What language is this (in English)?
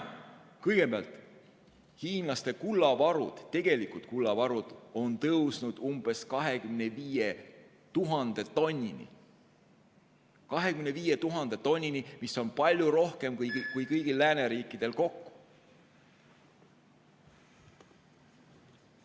Estonian